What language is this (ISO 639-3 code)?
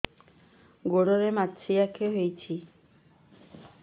ori